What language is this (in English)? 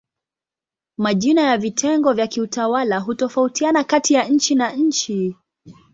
Swahili